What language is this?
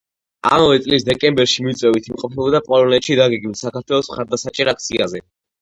Georgian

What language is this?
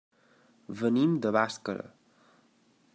Catalan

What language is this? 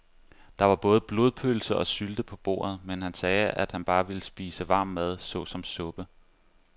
Danish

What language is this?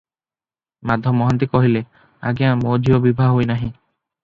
Odia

